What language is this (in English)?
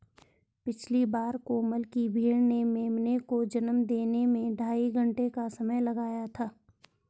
Hindi